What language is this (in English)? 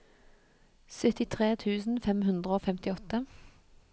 Norwegian